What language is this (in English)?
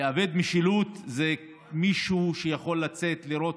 Hebrew